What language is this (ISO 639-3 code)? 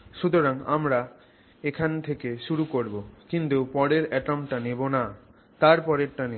ben